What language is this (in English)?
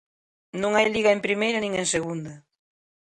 Galician